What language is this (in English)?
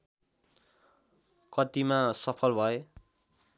Nepali